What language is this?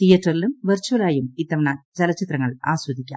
Malayalam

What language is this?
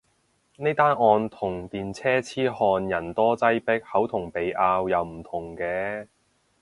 Cantonese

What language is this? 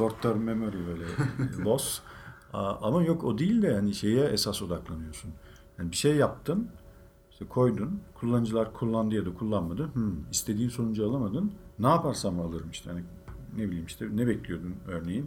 Turkish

